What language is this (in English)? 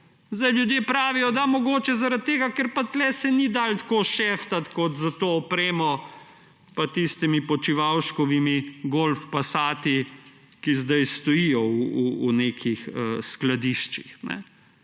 Slovenian